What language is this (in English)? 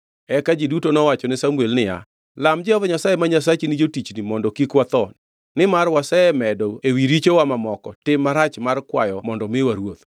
Luo (Kenya and Tanzania)